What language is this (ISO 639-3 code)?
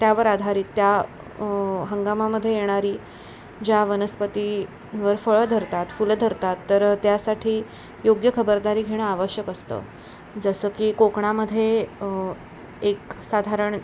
mar